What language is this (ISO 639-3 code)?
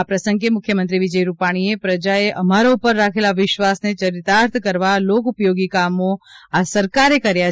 guj